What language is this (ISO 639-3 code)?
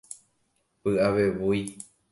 grn